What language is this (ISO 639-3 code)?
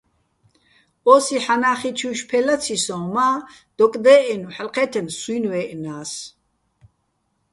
bbl